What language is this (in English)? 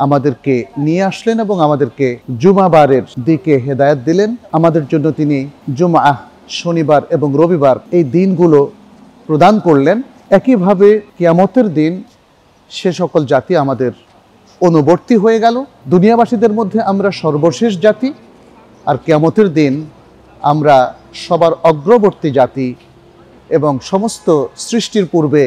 Arabic